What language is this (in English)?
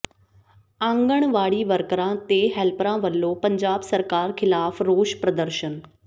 Punjabi